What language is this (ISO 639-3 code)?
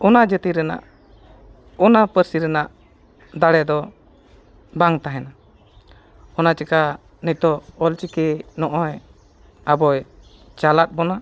sat